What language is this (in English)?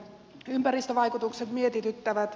Finnish